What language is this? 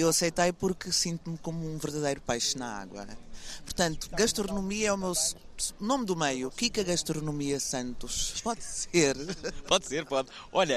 Portuguese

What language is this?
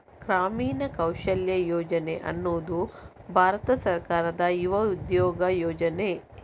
Kannada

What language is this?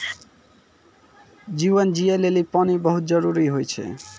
Maithili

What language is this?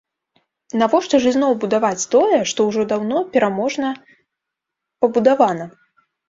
Belarusian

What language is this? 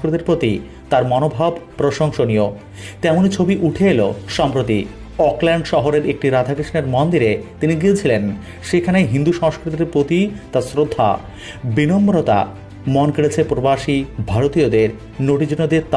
Hindi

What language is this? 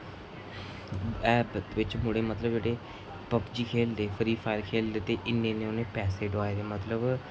Dogri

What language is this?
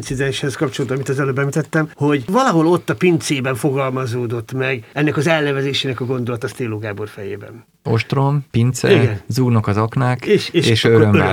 Hungarian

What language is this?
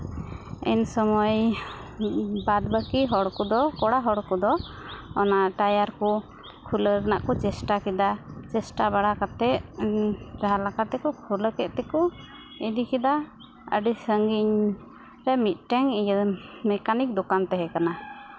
Santali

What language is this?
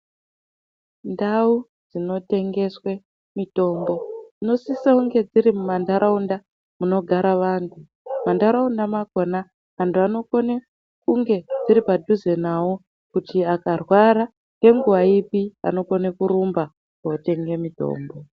Ndau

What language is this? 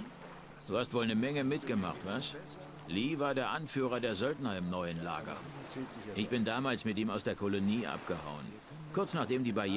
German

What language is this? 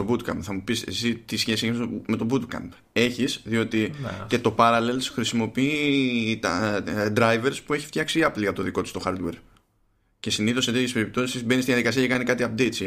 Greek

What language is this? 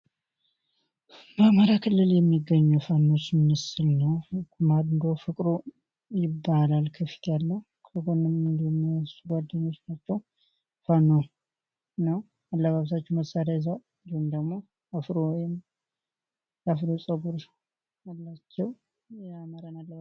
Amharic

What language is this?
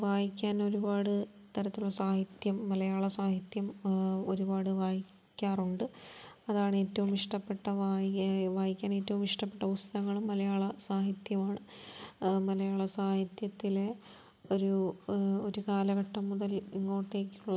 Malayalam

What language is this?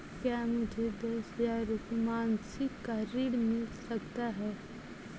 Hindi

